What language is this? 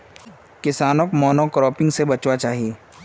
Magahi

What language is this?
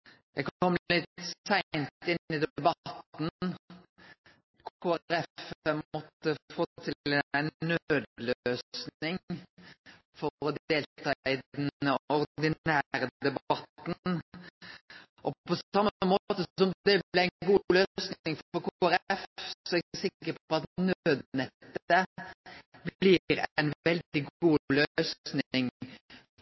Norwegian Nynorsk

